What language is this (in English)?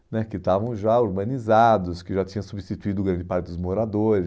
Portuguese